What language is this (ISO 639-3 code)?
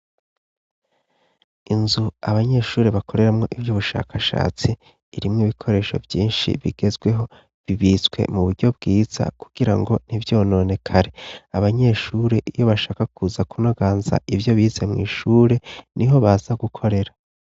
run